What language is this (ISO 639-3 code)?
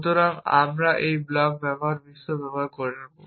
ben